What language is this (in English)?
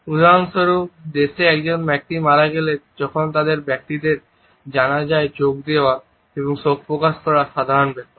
Bangla